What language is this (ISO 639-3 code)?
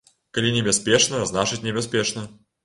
bel